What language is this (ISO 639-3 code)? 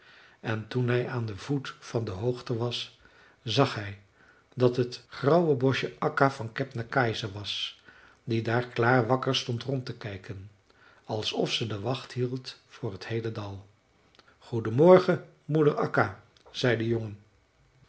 nld